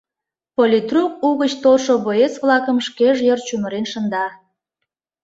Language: Mari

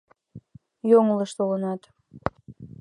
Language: Mari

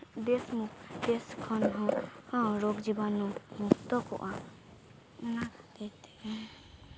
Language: Santali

